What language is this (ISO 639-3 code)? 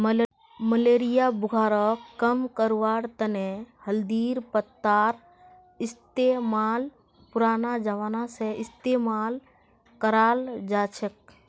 mag